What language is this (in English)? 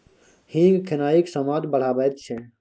Maithili